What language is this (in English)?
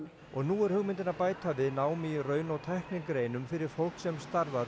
Icelandic